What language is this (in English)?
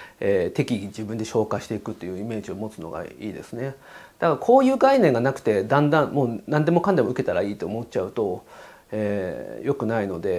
Japanese